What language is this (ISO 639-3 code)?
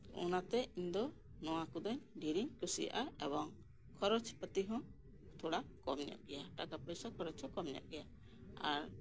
sat